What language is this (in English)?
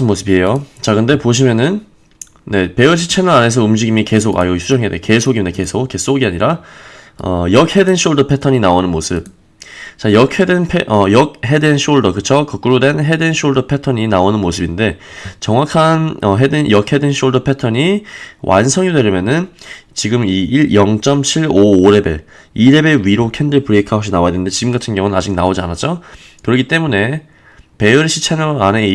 Korean